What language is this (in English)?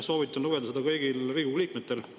Estonian